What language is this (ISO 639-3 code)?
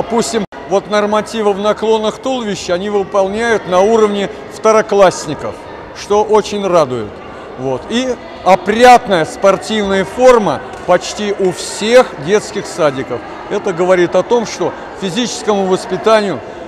rus